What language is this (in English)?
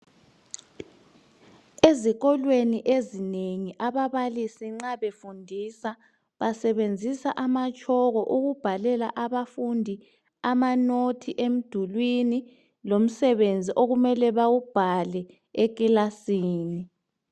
North Ndebele